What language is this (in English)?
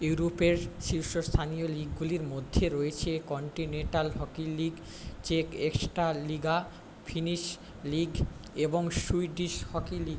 Bangla